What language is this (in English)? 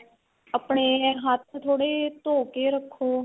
Punjabi